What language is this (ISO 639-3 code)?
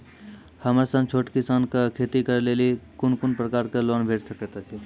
mai